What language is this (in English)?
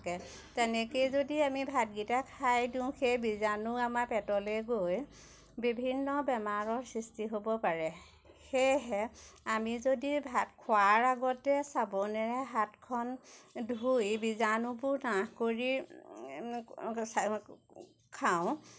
Assamese